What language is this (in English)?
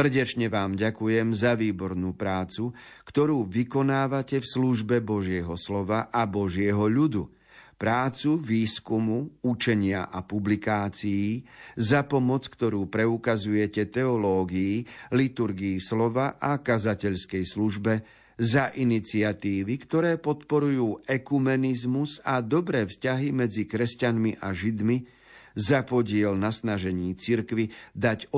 Slovak